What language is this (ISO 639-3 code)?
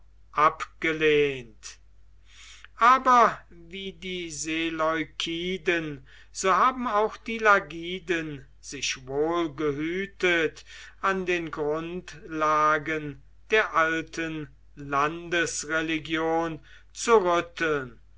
deu